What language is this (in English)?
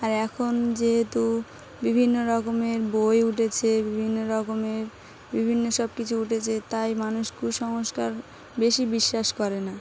Bangla